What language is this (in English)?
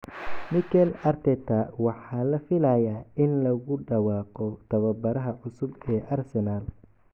Somali